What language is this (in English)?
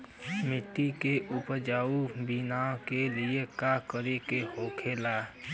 Bhojpuri